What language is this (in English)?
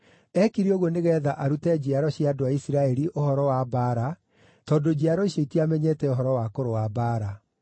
Kikuyu